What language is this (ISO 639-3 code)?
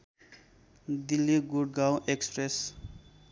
nep